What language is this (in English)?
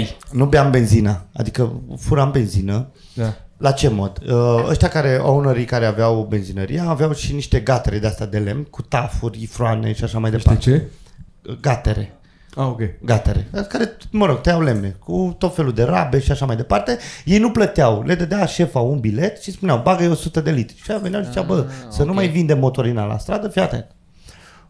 Romanian